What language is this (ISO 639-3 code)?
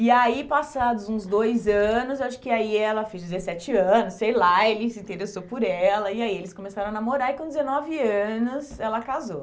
por